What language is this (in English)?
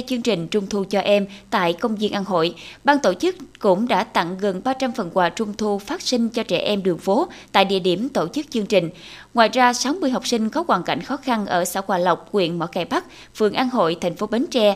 Vietnamese